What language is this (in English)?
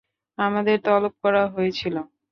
Bangla